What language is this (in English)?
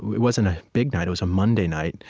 English